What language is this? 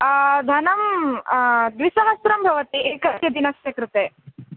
Sanskrit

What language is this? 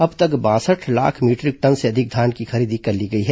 Hindi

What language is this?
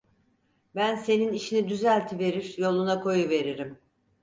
Turkish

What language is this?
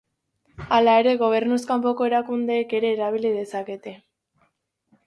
Basque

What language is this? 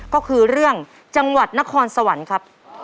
Thai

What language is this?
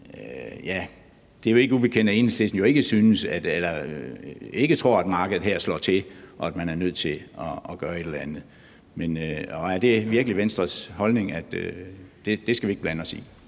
Danish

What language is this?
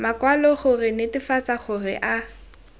Tswana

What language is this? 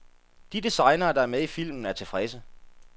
Danish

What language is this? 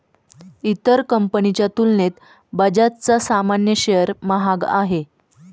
Marathi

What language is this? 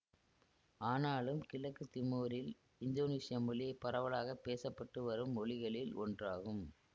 Tamil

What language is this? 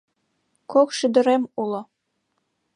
Mari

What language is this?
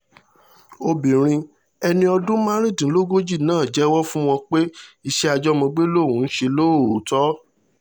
Yoruba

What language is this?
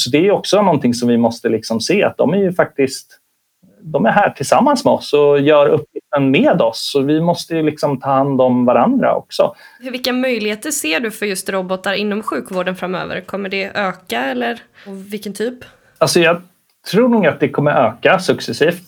Swedish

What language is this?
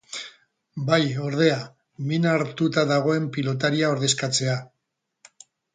Basque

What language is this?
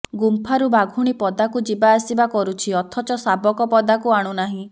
Odia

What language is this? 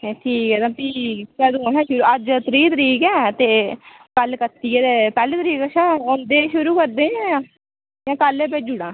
Dogri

